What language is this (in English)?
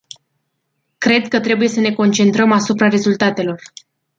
Romanian